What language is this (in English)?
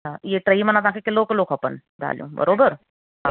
Sindhi